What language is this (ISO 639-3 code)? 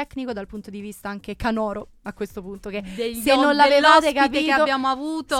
ita